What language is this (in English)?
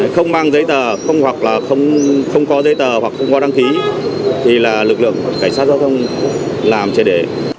Vietnamese